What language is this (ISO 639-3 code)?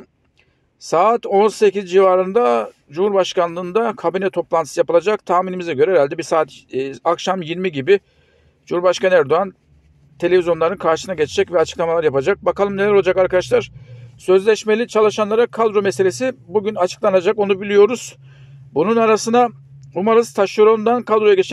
tur